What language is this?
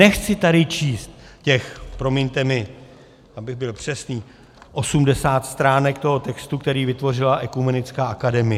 Czech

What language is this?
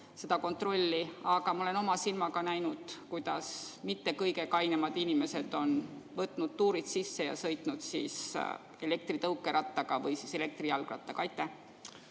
Estonian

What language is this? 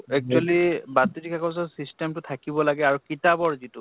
Assamese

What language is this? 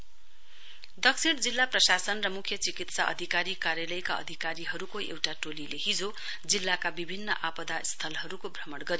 Nepali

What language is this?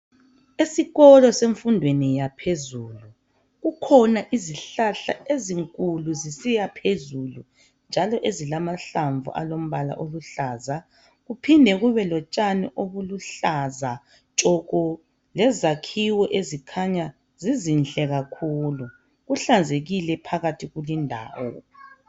North Ndebele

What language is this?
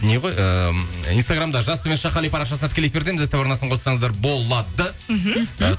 Kazakh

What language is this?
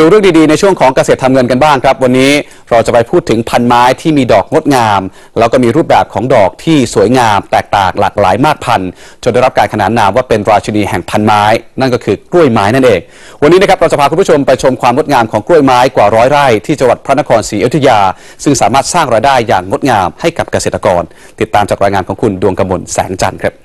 Thai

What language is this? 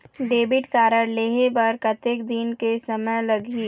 Chhattisgarhi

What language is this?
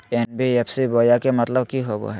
Magahi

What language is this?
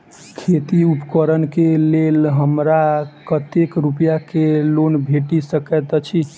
Maithili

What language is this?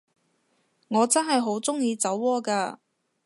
Cantonese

